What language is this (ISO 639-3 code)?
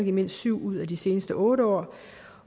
dan